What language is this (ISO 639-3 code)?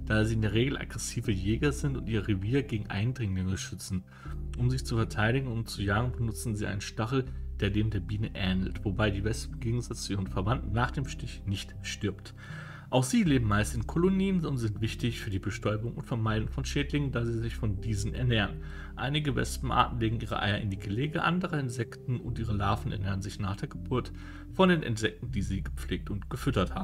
deu